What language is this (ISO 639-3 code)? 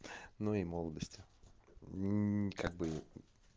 rus